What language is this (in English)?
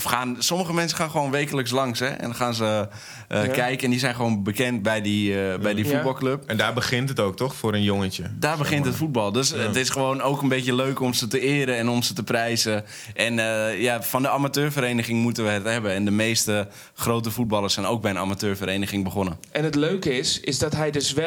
Dutch